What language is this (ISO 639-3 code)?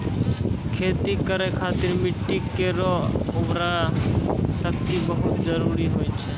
mai